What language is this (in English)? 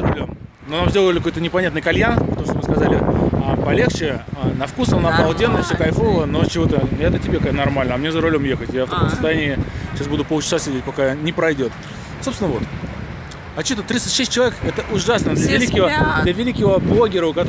Russian